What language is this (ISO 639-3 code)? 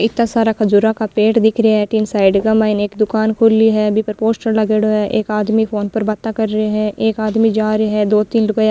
raj